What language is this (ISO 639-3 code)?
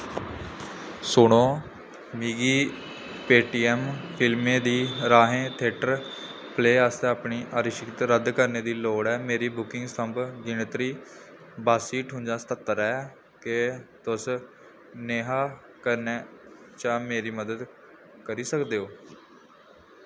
doi